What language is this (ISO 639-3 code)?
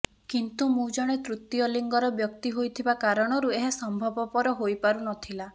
ori